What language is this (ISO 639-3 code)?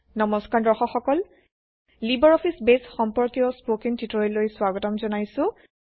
asm